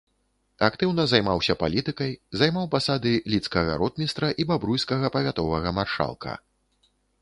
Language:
Belarusian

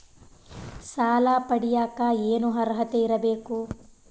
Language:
Kannada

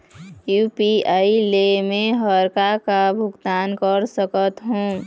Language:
Chhattisgarhi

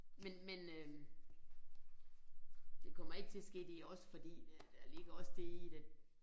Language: Danish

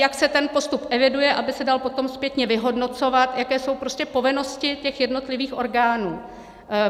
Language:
Czech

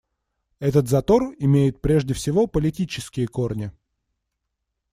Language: Russian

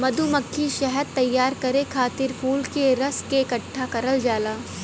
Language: Bhojpuri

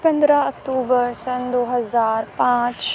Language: Urdu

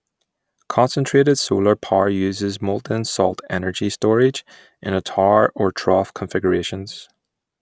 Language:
English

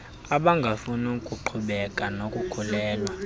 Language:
Xhosa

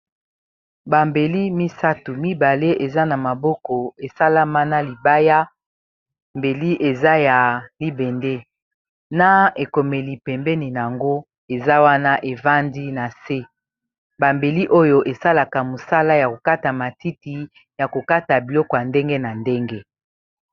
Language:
Lingala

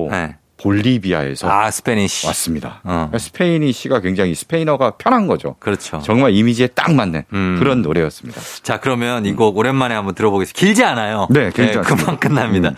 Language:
Korean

